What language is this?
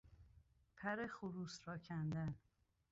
Persian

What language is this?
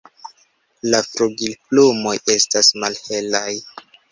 Esperanto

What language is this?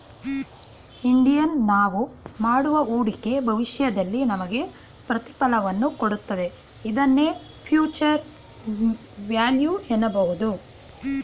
Kannada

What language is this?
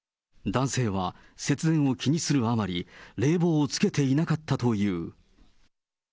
Japanese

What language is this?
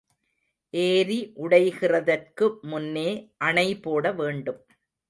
Tamil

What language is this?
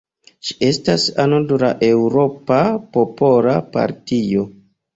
Esperanto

